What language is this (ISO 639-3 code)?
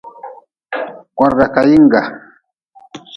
nmz